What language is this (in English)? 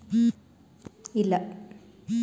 Kannada